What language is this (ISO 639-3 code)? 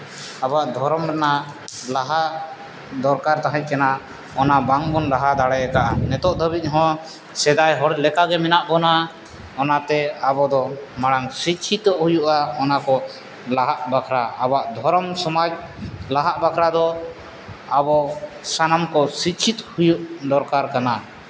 sat